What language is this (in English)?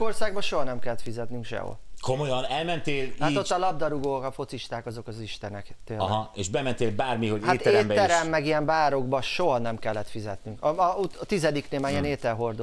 Hungarian